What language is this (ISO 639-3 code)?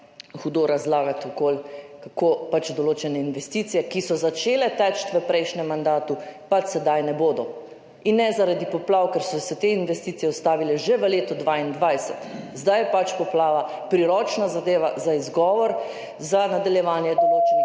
slv